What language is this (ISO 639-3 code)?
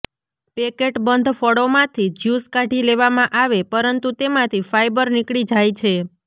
guj